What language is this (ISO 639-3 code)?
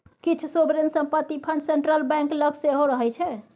mai